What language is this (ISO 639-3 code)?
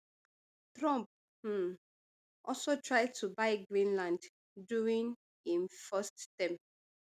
pcm